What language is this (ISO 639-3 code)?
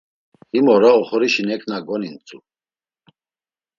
lzz